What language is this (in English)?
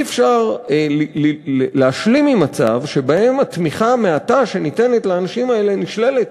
Hebrew